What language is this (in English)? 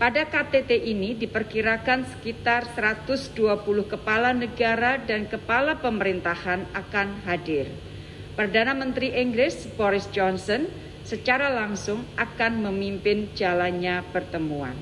Indonesian